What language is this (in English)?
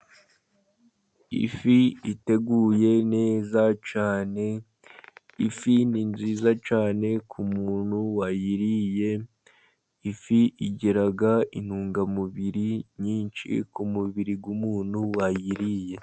Kinyarwanda